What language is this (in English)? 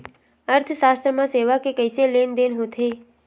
Chhattisgarhi